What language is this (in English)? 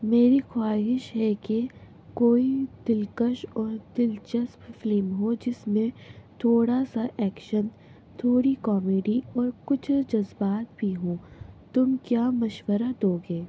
Urdu